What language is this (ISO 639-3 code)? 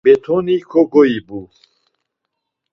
lzz